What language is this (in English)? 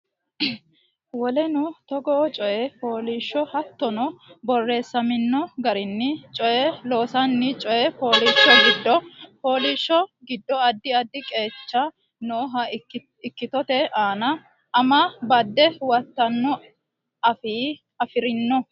Sidamo